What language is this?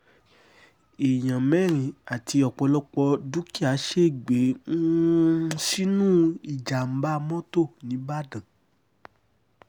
Yoruba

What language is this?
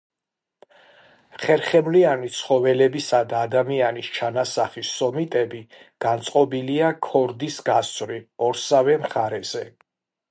Georgian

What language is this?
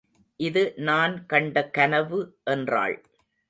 Tamil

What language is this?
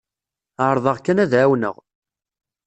Kabyle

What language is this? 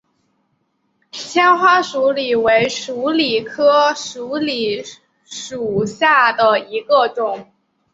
Chinese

